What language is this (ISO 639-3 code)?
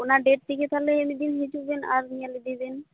sat